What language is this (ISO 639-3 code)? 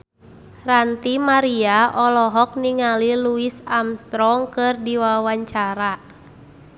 sun